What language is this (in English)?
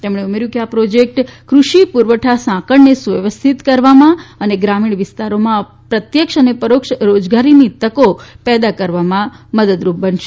Gujarati